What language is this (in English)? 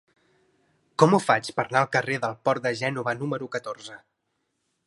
Catalan